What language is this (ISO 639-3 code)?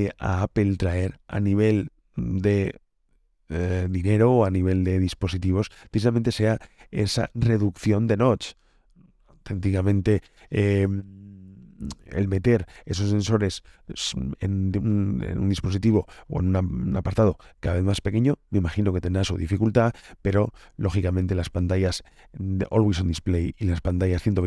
spa